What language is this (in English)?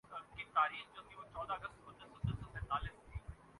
Urdu